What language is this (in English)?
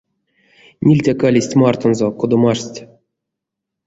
Erzya